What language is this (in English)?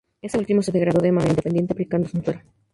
Spanish